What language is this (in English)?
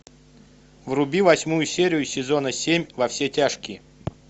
Russian